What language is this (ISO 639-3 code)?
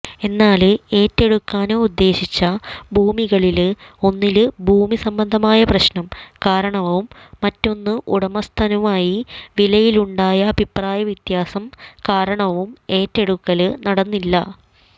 mal